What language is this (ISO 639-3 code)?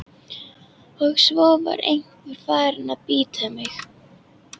isl